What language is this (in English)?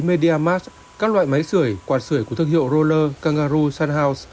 Vietnamese